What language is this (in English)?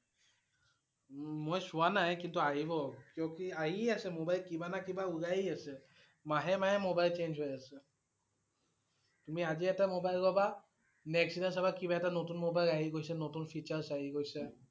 Assamese